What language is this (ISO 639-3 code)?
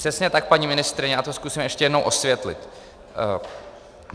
ces